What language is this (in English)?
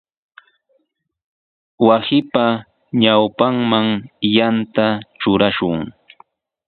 Sihuas Ancash Quechua